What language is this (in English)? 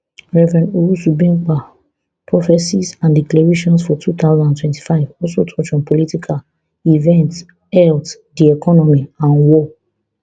Nigerian Pidgin